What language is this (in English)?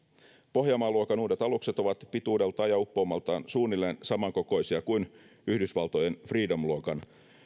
Finnish